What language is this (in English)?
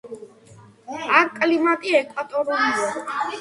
Georgian